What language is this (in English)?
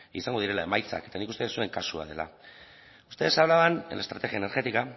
Basque